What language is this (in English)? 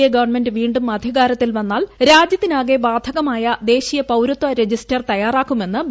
Malayalam